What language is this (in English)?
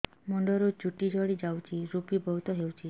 Odia